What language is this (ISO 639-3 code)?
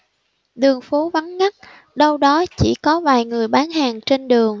vie